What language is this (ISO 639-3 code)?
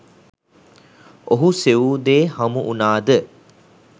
sin